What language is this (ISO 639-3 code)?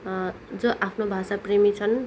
nep